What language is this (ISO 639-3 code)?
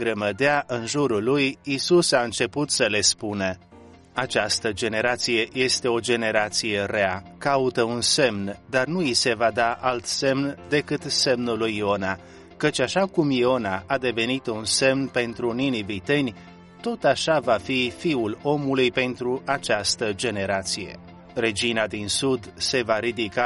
ron